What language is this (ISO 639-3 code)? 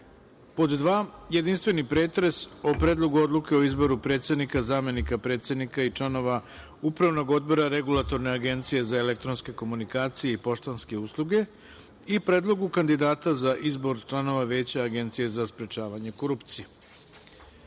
srp